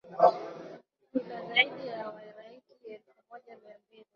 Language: Swahili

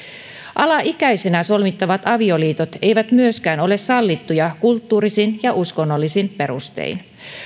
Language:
Finnish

